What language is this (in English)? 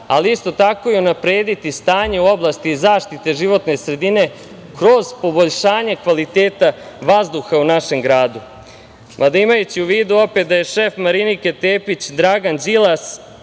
Serbian